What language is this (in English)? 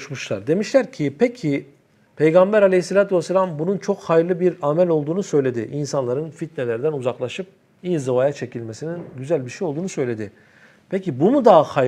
Turkish